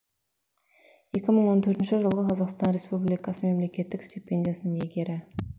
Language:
Kazakh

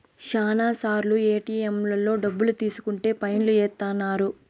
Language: Telugu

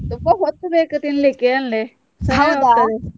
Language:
Kannada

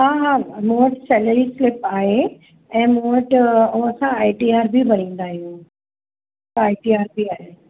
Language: Sindhi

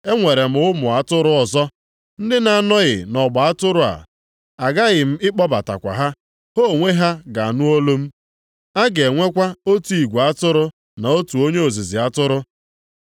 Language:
Igbo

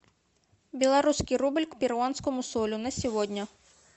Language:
Russian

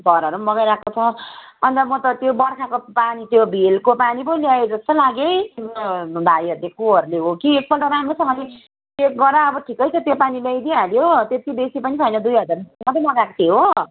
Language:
Nepali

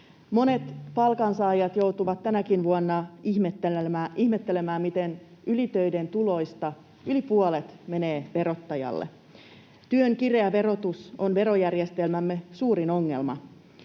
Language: Finnish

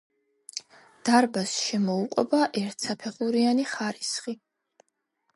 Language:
Georgian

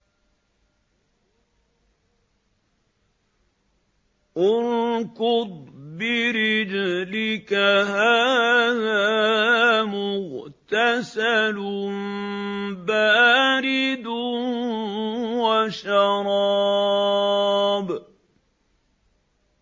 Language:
Arabic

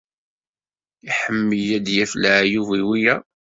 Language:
Kabyle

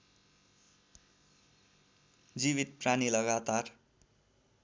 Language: Nepali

